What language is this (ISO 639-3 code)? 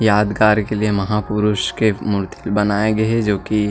hne